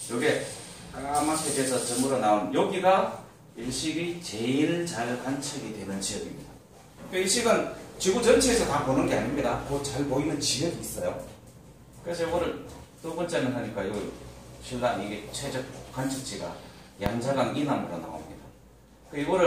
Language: Korean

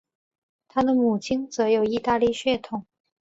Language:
Chinese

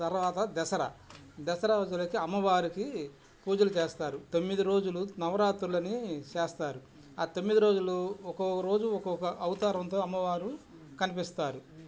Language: Telugu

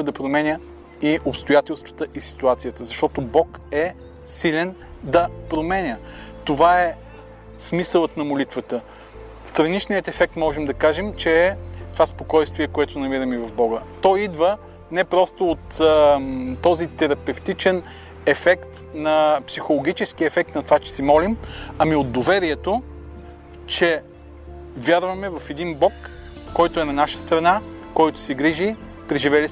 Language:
Bulgarian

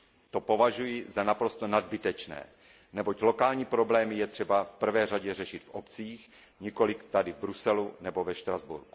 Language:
Czech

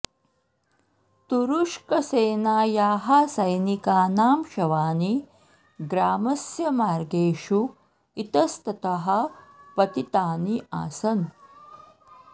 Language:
Sanskrit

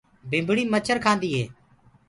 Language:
Gurgula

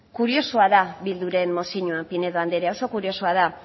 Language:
Basque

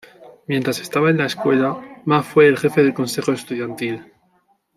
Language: Spanish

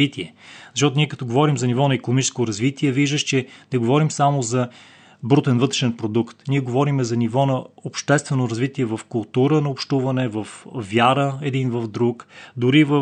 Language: Bulgarian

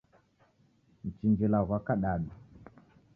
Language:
Taita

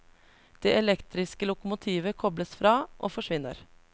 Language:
Norwegian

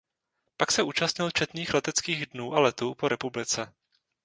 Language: Czech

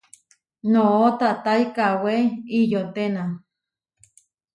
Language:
Huarijio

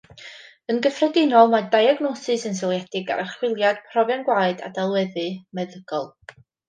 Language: Welsh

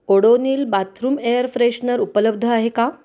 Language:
Marathi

